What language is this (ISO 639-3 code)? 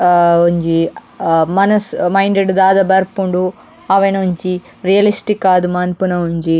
tcy